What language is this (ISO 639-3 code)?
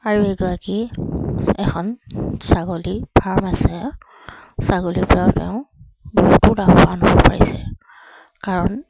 asm